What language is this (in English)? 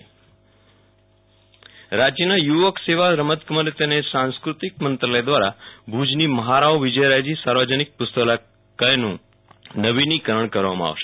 Gujarati